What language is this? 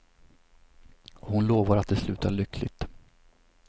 Swedish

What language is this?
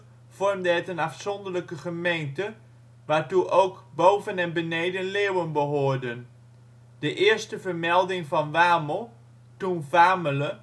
Dutch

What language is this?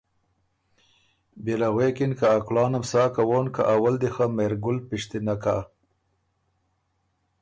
Ormuri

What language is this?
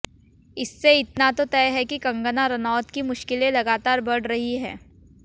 Hindi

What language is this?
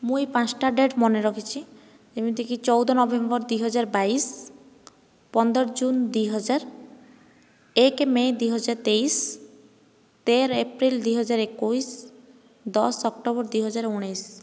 Odia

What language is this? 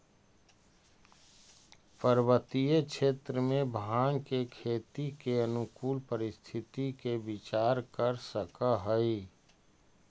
Magahi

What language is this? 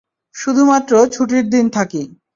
Bangla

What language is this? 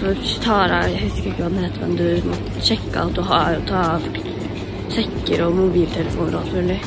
Norwegian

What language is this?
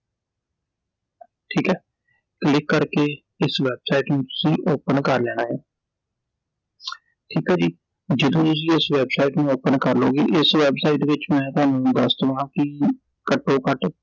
Punjabi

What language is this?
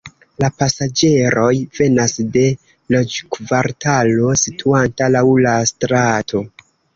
Esperanto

